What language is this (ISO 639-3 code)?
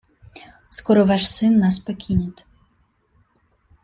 rus